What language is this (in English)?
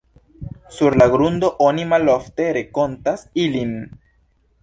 Esperanto